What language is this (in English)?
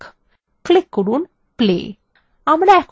Bangla